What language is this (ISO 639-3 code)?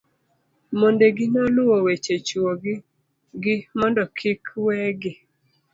luo